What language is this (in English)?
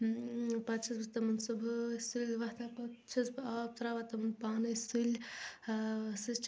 Kashmiri